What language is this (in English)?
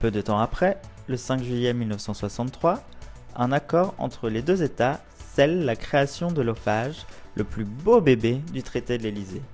French